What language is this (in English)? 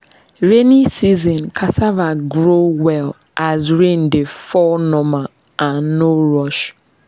Nigerian Pidgin